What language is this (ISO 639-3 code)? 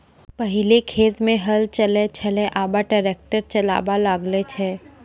mai